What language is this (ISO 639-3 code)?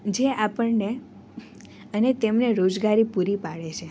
guj